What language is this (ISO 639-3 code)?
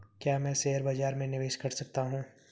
hin